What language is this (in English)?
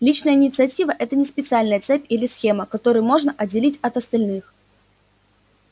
Russian